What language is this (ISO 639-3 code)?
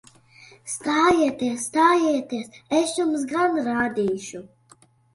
lav